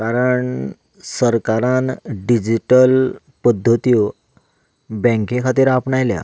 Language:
Konkani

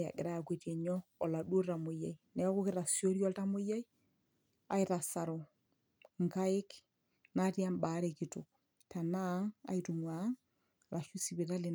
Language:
Masai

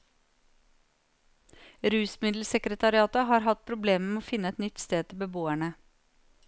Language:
Norwegian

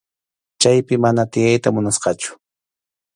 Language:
Arequipa-La Unión Quechua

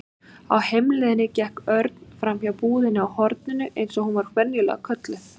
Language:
Icelandic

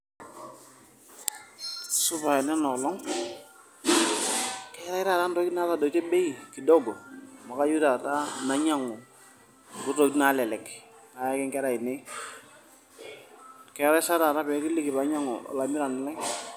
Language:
Masai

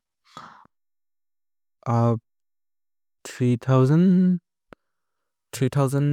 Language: Maria (India)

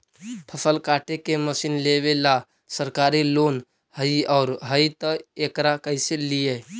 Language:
Magahi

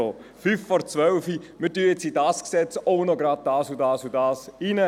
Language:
Swiss German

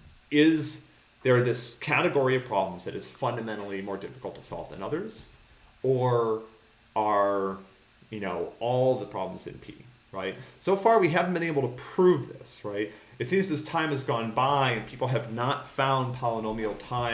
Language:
English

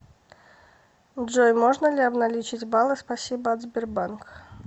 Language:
Russian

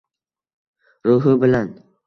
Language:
Uzbek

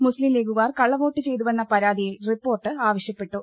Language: Malayalam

